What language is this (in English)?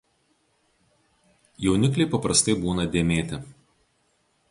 Lithuanian